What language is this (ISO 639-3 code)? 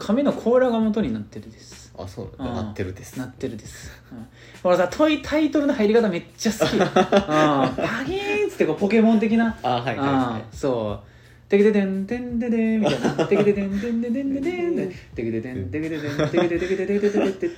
jpn